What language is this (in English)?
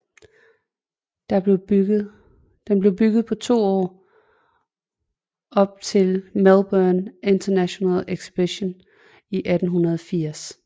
Danish